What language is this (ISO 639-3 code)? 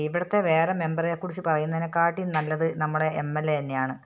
mal